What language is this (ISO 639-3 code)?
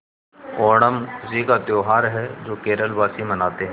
hin